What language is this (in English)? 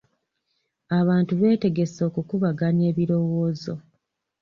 Ganda